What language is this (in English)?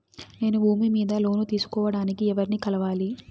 Telugu